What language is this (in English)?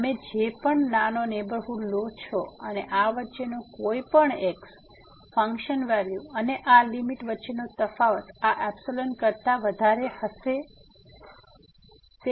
Gujarati